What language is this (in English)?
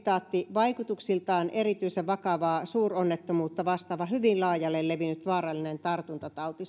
Finnish